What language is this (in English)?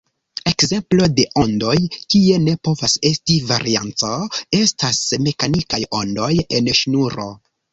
Esperanto